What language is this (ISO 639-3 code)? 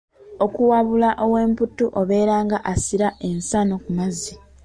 lug